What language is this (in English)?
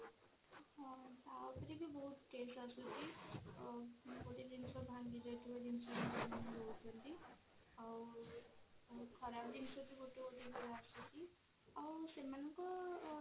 Odia